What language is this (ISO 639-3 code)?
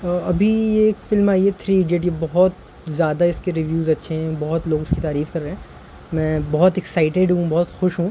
urd